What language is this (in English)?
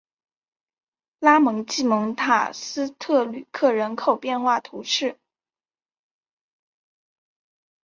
Chinese